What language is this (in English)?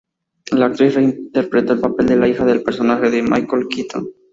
Spanish